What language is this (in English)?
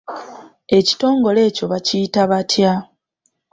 Ganda